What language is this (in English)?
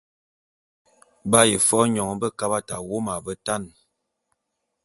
Bulu